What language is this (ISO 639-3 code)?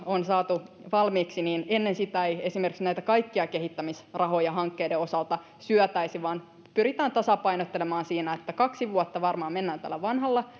fin